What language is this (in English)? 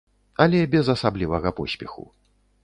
Belarusian